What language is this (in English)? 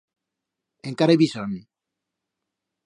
Aragonese